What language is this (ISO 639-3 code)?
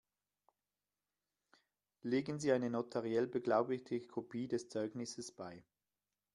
deu